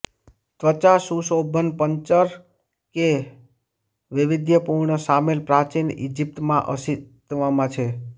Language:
Gujarati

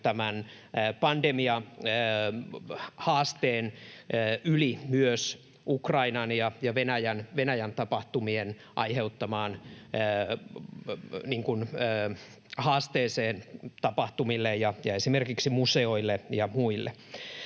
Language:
Finnish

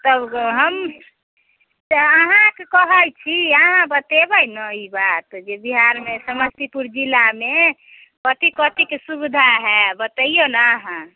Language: Maithili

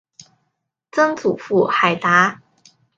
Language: Chinese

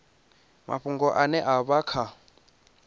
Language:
Venda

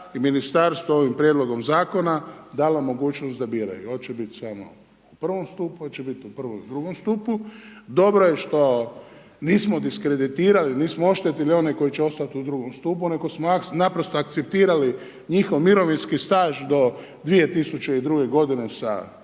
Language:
Croatian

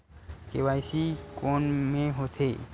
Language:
Chhattisgarhi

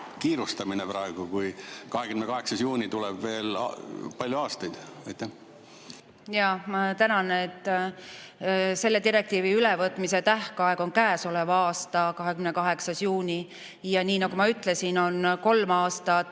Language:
Estonian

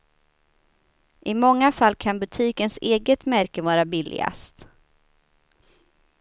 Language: Swedish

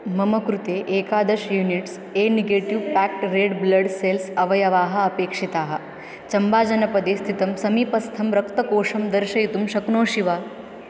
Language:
Sanskrit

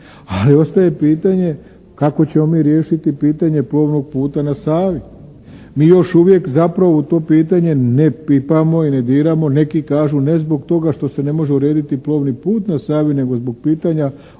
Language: Croatian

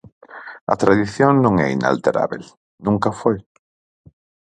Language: Galician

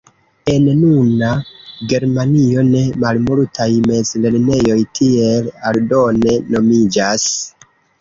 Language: Esperanto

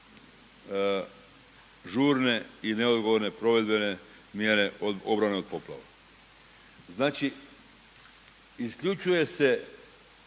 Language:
Croatian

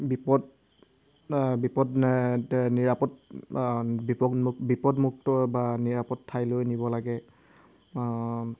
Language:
Assamese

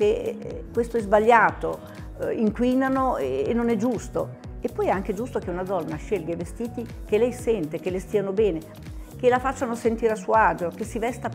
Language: Italian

